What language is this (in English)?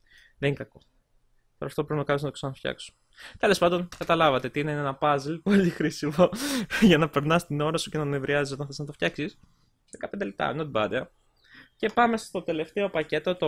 Greek